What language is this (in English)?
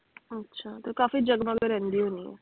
Punjabi